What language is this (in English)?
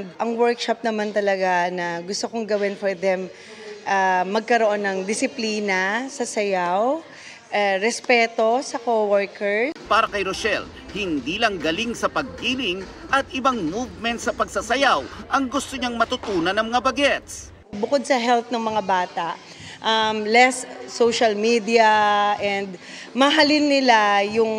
Filipino